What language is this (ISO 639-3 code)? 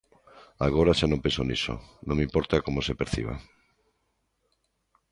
glg